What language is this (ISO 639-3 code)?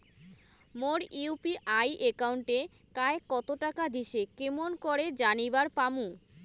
ben